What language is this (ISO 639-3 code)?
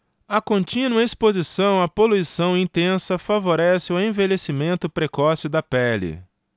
por